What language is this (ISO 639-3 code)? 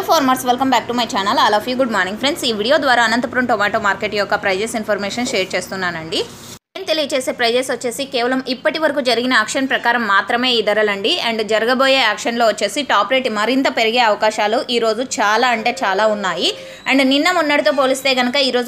tel